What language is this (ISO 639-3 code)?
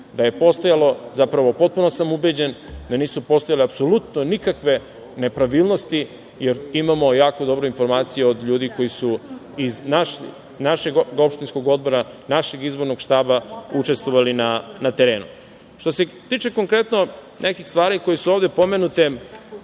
srp